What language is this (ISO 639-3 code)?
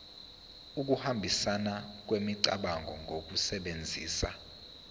zul